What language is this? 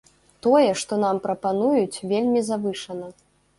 Belarusian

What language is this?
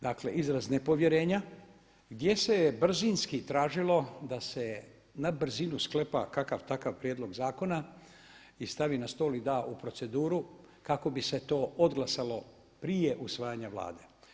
Croatian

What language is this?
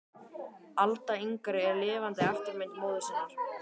Icelandic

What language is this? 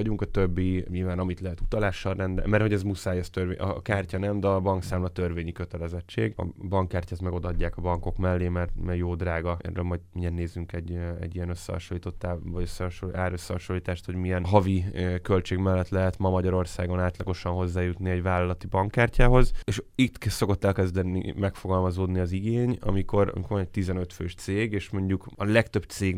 Hungarian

